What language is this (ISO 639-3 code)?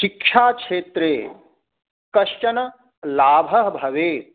san